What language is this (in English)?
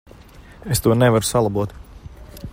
Latvian